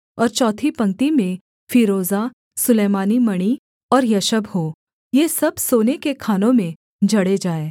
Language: Hindi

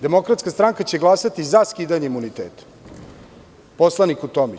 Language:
Serbian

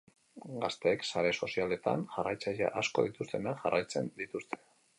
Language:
Basque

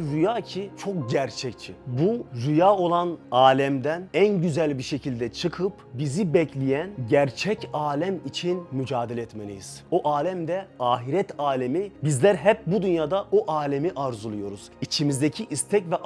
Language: Turkish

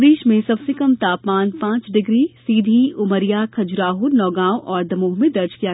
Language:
Hindi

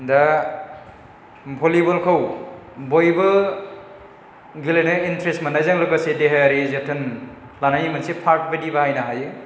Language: Bodo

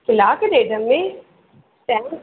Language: Sindhi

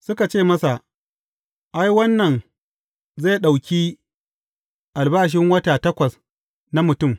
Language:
Hausa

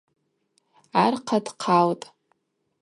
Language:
Abaza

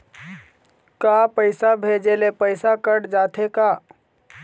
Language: Chhattisgarhi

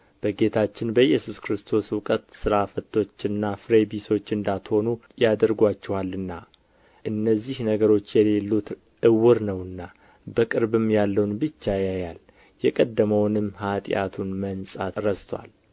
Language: Amharic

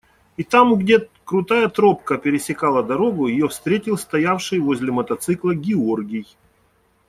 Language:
Russian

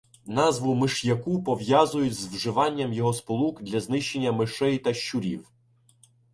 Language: Ukrainian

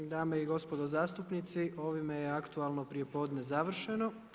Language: Croatian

